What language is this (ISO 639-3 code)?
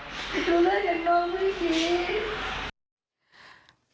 tha